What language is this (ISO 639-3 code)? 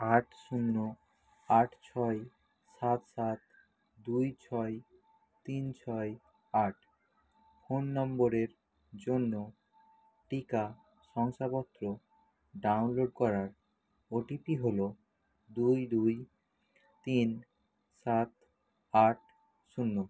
ben